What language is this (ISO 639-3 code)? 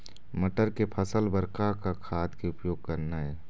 hne